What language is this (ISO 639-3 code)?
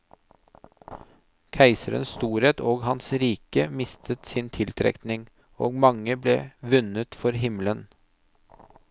nor